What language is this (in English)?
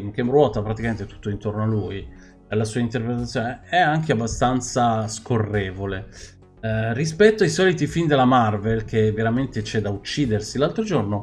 Italian